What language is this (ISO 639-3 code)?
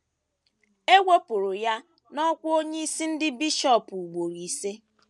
ibo